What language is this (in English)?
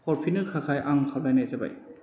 Bodo